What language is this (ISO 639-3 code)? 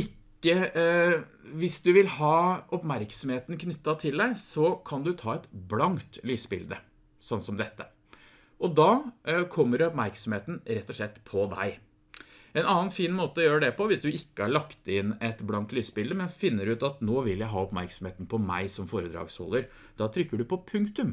nor